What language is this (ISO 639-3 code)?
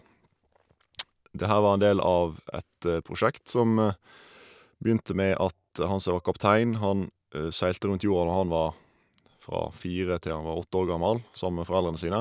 nor